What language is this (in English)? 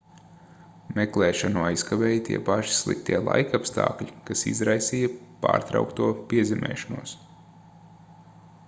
Latvian